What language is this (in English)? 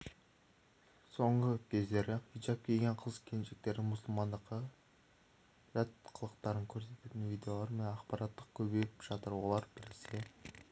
Kazakh